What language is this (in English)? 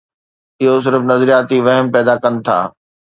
Sindhi